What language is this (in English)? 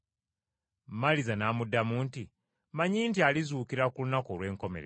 Ganda